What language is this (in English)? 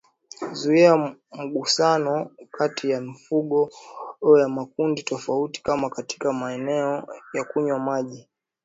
Swahili